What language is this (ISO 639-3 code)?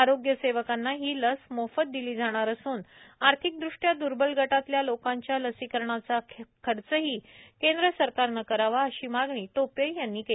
mar